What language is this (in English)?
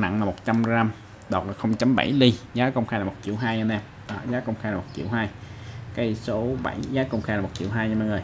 Vietnamese